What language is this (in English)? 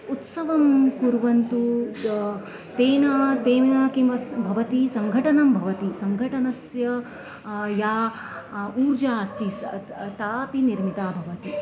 Sanskrit